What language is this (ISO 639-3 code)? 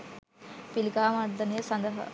sin